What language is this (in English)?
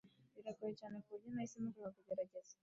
Kinyarwanda